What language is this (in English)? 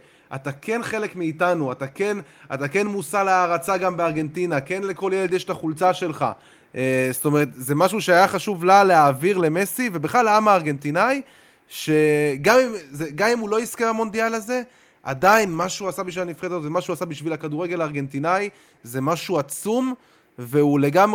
Hebrew